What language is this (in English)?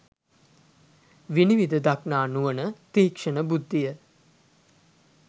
Sinhala